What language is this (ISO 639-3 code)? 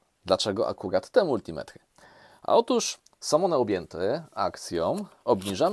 pol